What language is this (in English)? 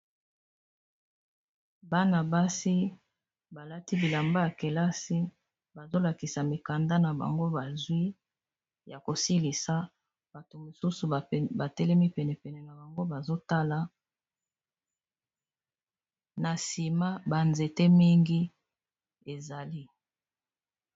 Lingala